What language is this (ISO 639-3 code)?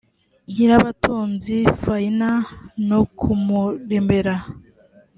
kin